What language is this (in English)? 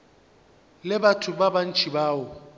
Northern Sotho